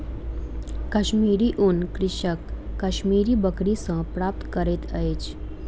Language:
Maithili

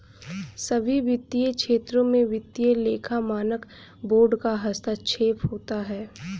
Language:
Hindi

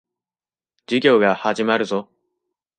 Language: Japanese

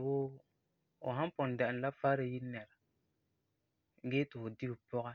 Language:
Frafra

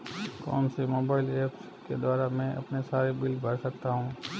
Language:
Hindi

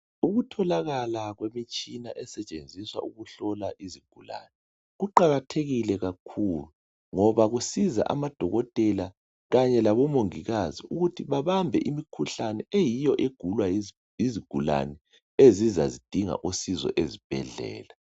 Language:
North Ndebele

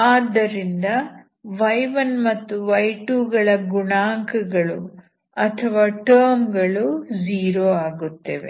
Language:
Kannada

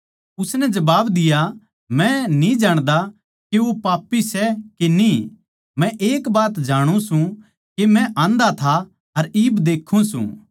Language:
Haryanvi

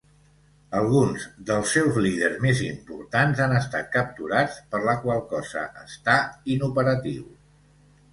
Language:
Catalan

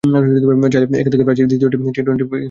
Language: Bangla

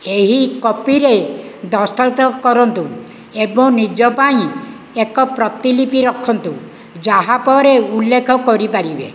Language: Odia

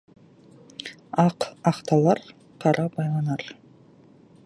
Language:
Kazakh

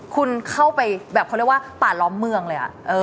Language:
Thai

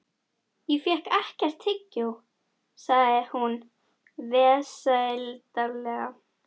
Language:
Icelandic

